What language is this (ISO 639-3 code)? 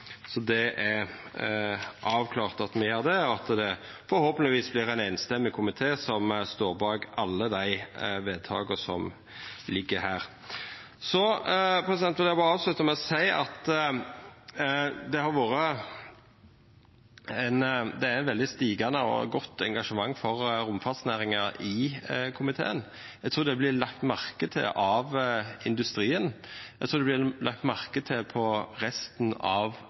nno